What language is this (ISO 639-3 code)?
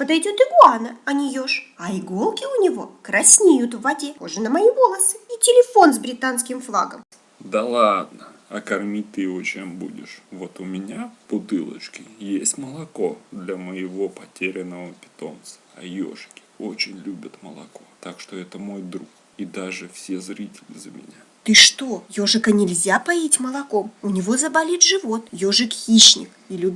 rus